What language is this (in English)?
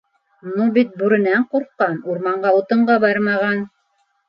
Bashkir